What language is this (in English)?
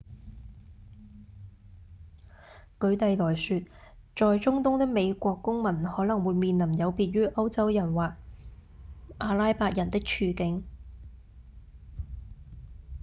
Cantonese